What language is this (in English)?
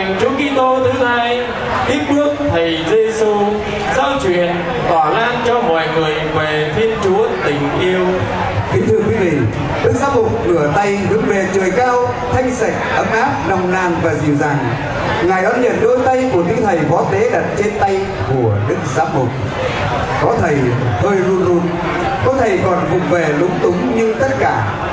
Vietnamese